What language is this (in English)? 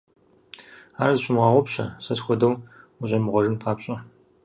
Kabardian